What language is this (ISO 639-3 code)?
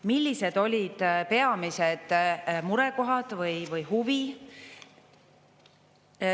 est